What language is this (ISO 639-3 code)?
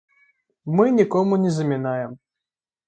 bel